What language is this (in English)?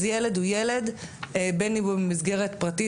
Hebrew